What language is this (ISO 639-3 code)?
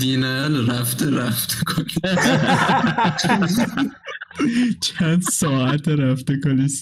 fas